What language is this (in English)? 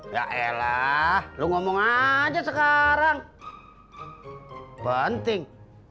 Indonesian